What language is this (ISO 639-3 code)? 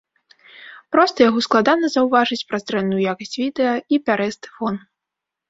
bel